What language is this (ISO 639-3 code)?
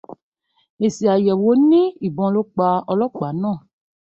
yor